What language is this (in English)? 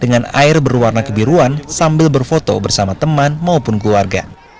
Indonesian